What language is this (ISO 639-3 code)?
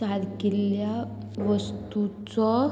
kok